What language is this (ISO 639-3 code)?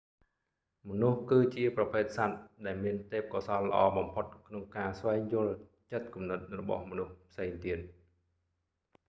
khm